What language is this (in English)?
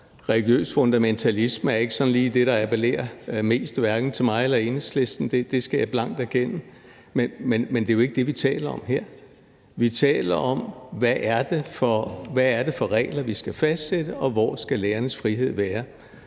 Danish